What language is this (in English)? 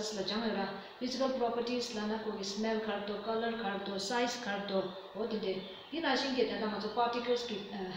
Romanian